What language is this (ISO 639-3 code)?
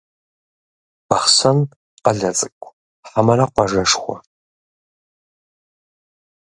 kbd